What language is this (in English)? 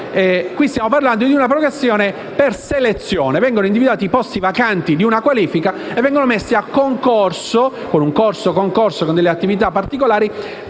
Italian